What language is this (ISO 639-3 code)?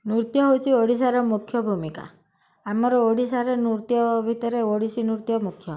ori